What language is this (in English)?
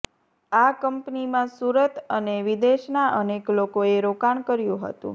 Gujarati